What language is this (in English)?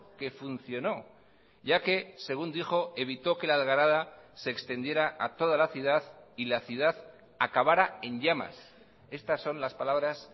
Spanish